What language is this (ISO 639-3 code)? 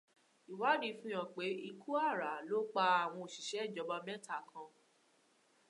yor